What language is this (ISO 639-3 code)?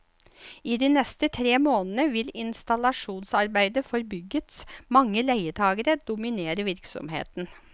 nor